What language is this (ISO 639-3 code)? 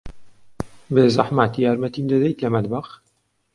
ckb